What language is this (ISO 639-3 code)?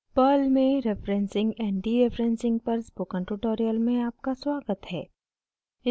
hin